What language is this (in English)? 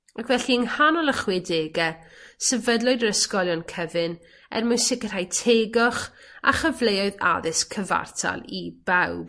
Welsh